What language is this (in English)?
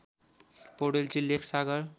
Nepali